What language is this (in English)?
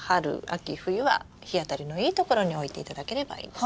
Japanese